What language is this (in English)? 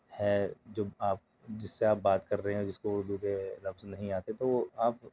Urdu